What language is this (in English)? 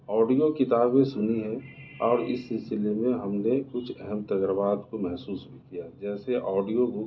Urdu